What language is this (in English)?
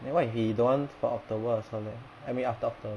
English